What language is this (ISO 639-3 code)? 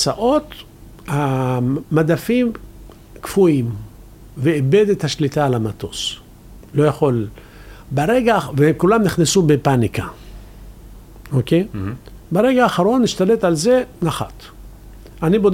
heb